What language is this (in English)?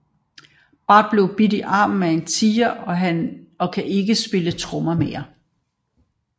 Danish